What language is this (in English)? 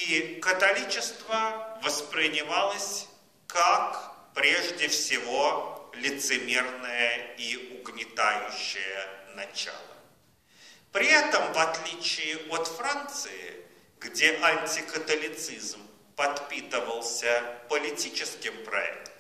Russian